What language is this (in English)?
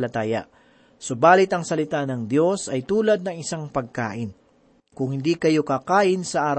Filipino